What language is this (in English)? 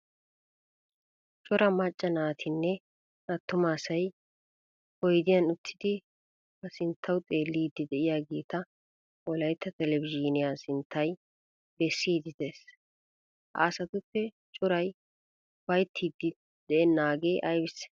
Wolaytta